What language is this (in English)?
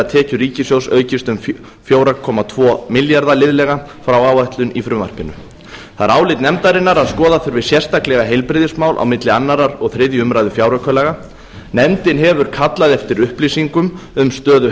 Icelandic